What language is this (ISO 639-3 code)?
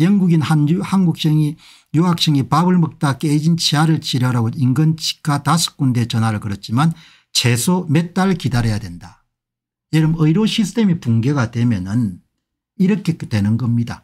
kor